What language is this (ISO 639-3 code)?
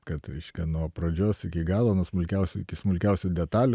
lit